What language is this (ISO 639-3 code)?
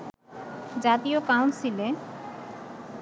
ben